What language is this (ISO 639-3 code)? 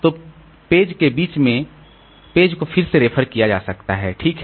hin